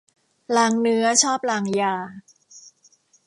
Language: Thai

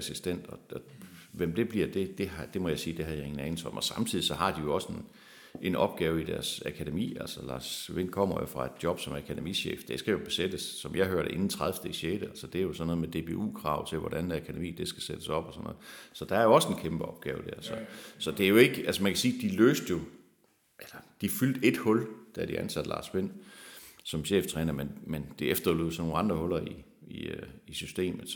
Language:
Danish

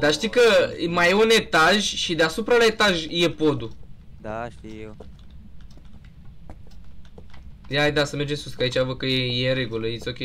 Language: Romanian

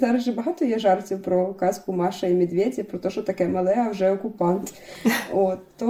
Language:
Ukrainian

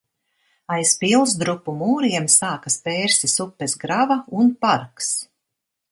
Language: Latvian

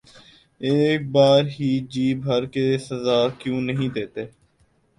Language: Urdu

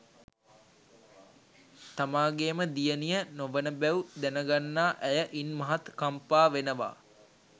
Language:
Sinhala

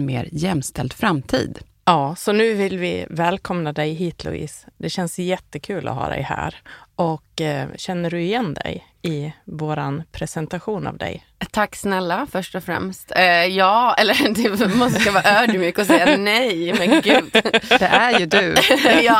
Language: Swedish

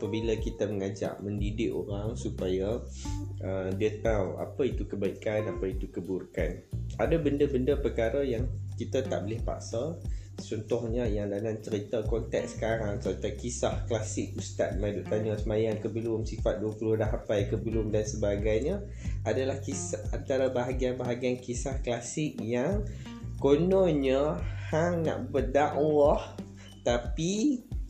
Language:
Malay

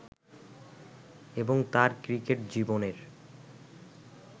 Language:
Bangla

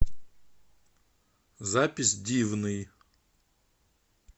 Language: Russian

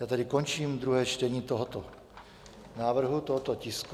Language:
Czech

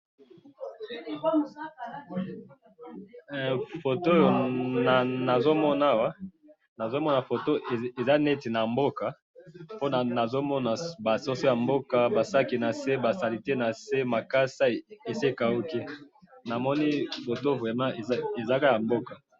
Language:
Lingala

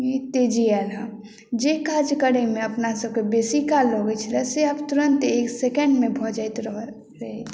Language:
Maithili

